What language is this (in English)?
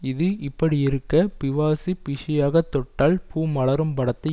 Tamil